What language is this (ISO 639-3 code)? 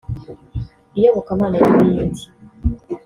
kin